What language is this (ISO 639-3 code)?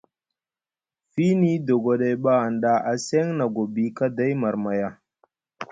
mug